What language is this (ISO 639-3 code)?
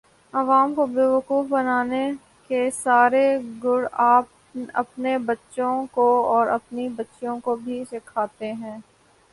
urd